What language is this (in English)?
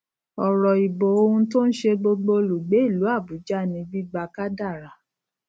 Yoruba